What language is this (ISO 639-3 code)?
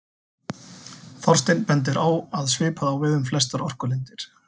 isl